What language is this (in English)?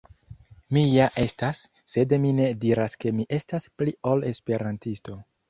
Esperanto